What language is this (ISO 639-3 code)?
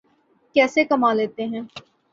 urd